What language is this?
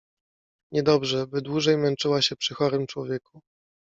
Polish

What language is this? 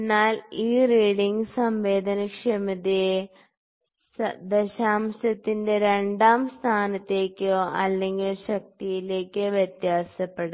Malayalam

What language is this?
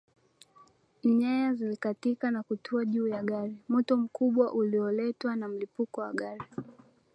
Swahili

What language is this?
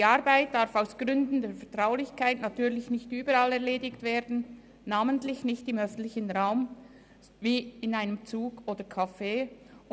Swiss German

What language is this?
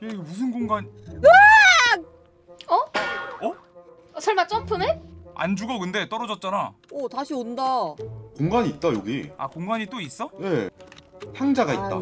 Korean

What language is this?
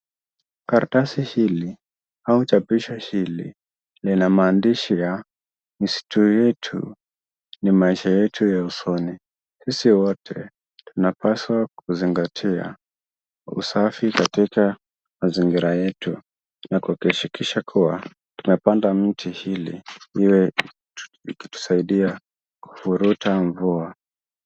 Swahili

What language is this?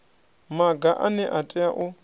Venda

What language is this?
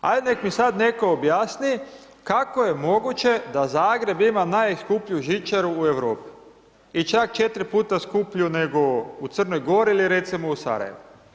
Croatian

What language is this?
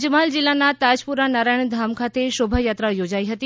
Gujarati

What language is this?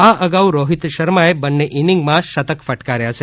Gujarati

